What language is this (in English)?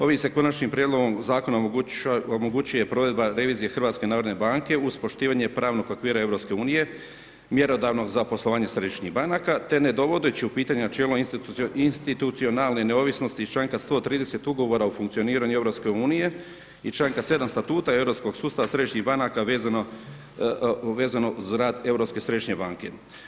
Croatian